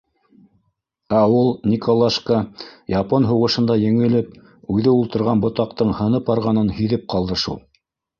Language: Bashkir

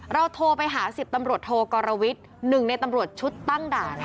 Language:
Thai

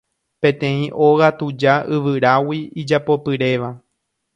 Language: Guarani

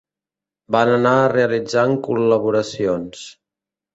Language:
Catalan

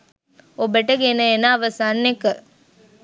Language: Sinhala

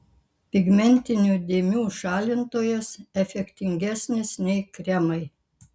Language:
Lithuanian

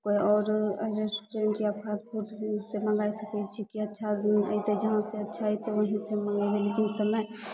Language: Maithili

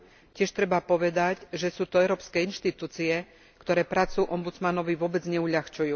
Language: Slovak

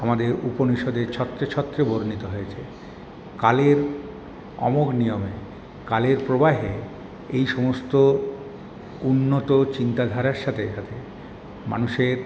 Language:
Bangla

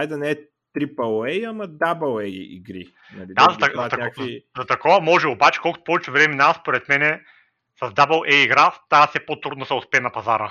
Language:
Bulgarian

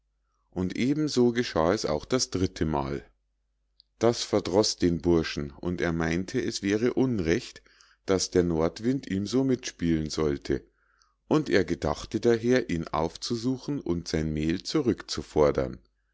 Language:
German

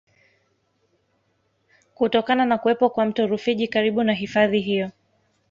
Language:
Swahili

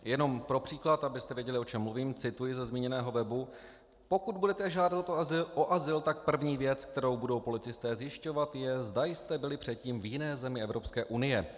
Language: Czech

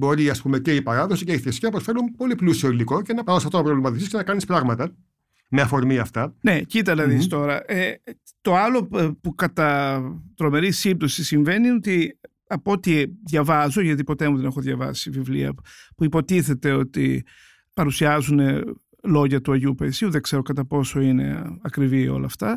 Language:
Greek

